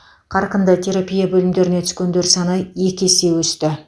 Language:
Kazakh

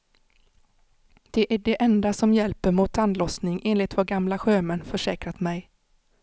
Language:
Swedish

